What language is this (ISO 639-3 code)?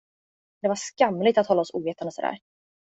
swe